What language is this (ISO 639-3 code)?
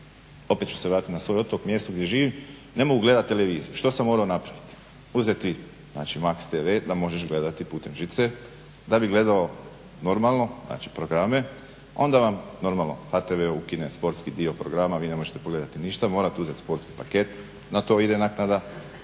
hrv